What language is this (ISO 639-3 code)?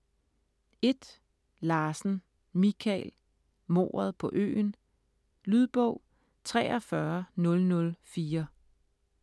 dan